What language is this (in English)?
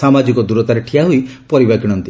Odia